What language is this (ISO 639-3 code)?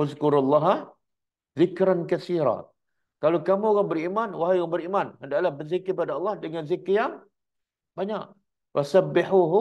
msa